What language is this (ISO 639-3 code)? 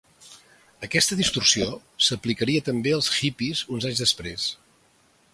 cat